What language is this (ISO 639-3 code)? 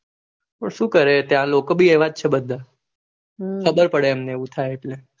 guj